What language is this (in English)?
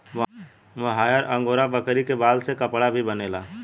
Bhojpuri